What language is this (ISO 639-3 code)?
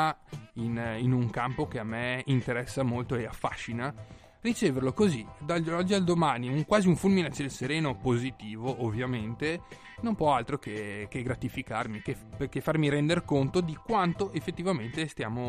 ita